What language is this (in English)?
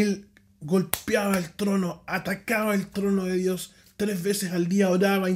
Spanish